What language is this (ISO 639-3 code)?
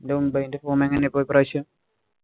mal